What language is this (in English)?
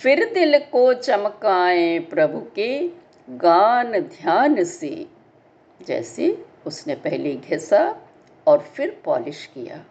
Hindi